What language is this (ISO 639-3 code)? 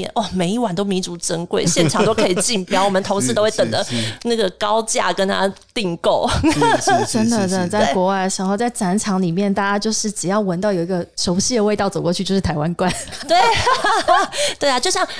zho